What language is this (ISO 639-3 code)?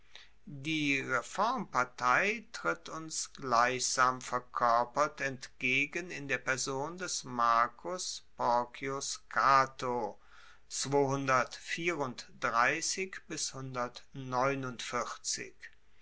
deu